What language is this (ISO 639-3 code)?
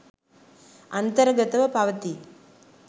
sin